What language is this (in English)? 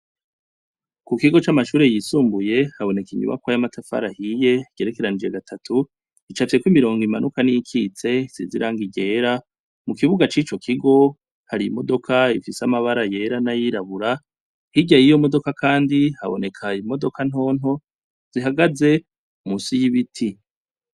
Rundi